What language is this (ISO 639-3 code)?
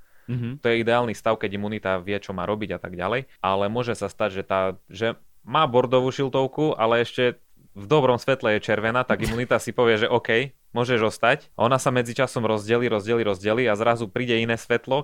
slk